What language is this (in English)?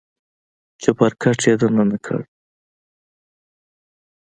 Pashto